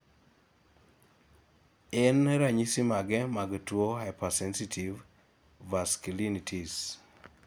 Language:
Luo (Kenya and Tanzania)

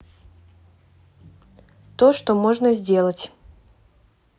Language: Russian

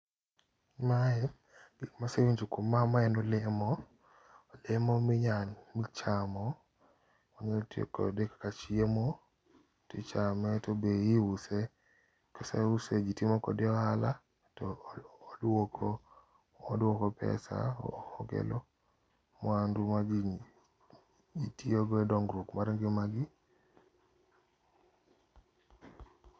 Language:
Luo (Kenya and Tanzania)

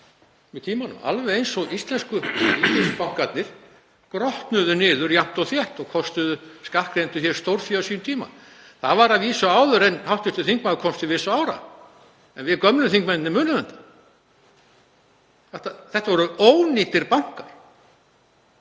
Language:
Icelandic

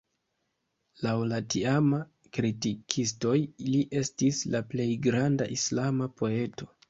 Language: Esperanto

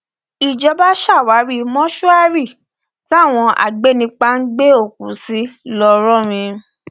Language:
Yoruba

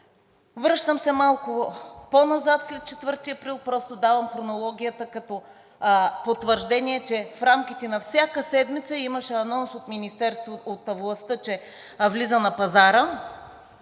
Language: Bulgarian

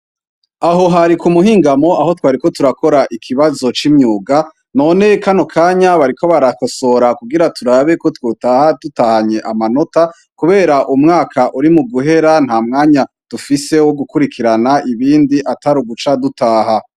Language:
Rundi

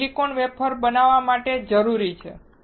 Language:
Gujarati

